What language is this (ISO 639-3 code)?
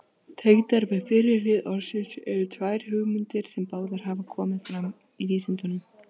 isl